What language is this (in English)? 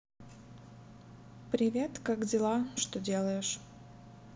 Russian